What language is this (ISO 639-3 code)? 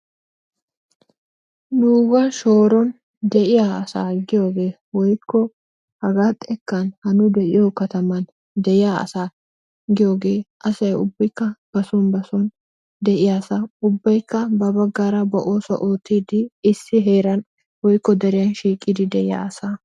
wal